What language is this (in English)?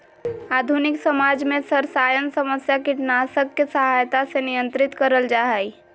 Magahi